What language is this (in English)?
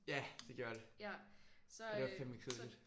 Danish